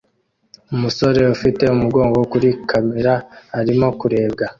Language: Kinyarwanda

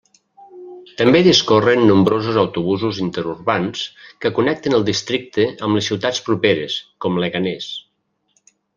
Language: Catalan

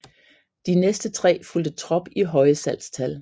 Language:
Danish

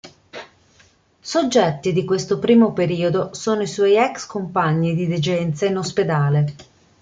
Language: Italian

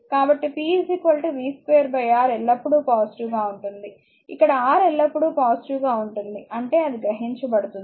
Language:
Telugu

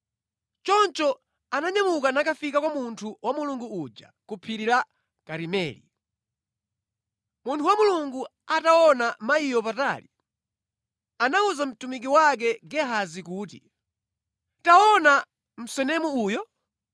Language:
Nyanja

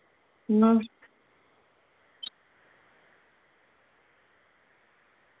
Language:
Dogri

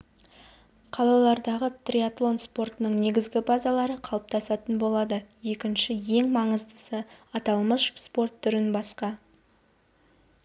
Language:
Kazakh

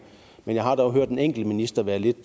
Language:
Danish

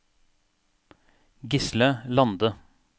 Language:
Norwegian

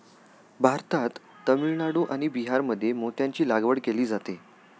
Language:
Marathi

